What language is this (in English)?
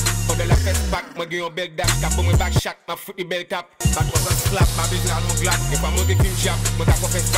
French